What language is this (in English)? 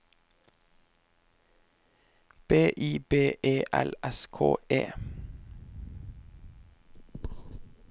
Norwegian